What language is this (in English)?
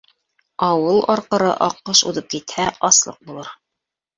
Bashkir